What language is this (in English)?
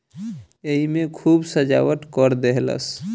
Bhojpuri